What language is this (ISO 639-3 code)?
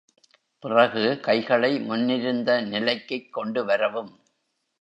tam